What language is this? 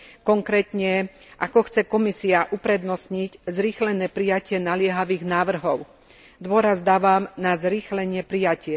Slovak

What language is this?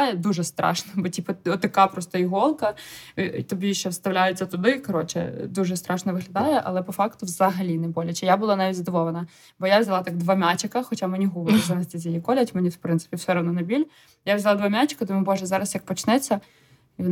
Ukrainian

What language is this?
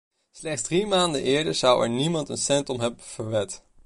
Dutch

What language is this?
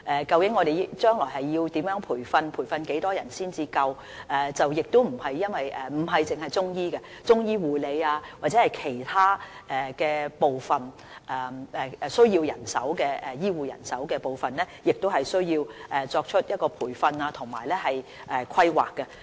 Cantonese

